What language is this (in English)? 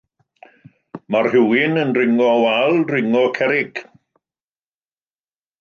Welsh